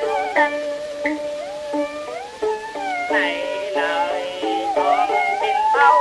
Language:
Vietnamese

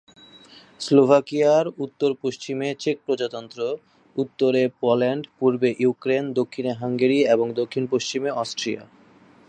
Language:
Bangla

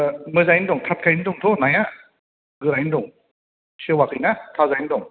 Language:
Bodo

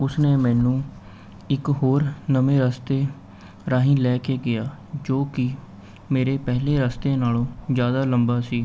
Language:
Punjabi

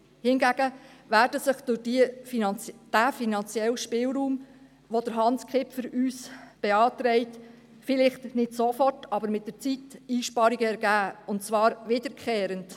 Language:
Swiss German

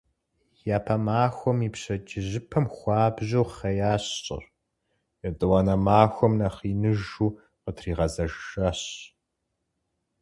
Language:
Kabardian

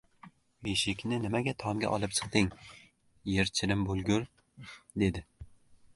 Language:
Uzbek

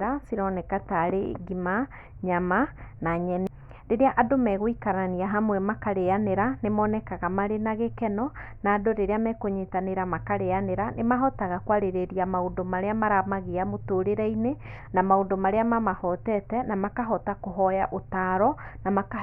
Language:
Kikuyu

